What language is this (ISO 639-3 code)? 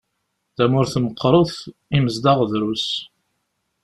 kab